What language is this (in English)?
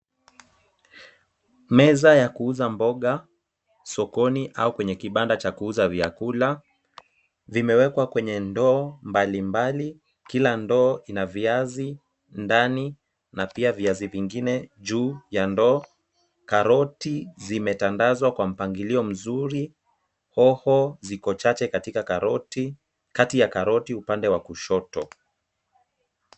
Swahili